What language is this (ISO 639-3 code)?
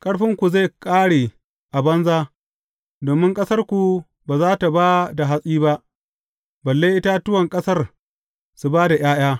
hau